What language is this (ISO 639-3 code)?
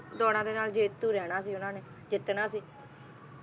pan